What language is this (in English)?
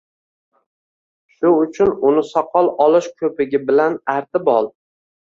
Uzbek